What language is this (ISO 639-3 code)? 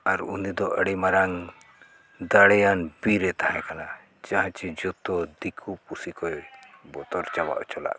sat